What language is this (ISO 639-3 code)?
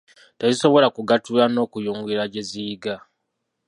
lug